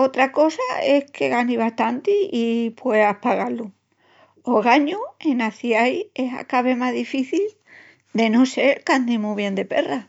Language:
Extremaduran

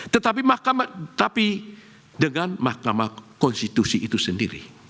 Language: Indonesian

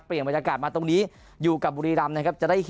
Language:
Thai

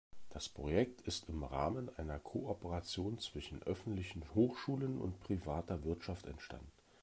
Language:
German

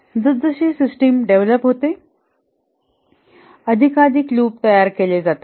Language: Marathi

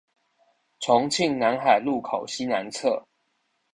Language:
Chinese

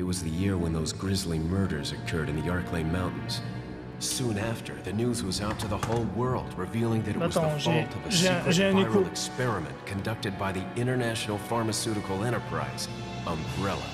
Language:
French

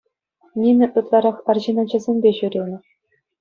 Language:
Chuvash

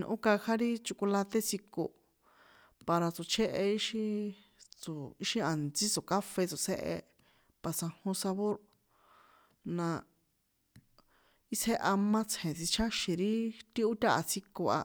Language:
San Juan Atzingo Popoloca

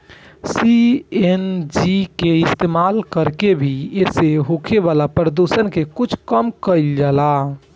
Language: Bhojpuri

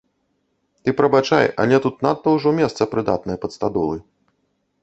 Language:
Belarusian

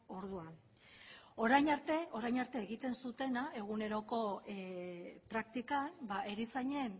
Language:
Basque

